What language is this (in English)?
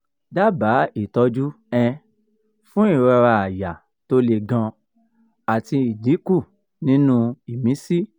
Yoruba